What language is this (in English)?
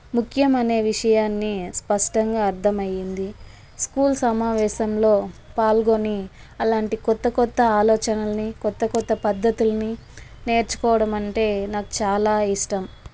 Telugu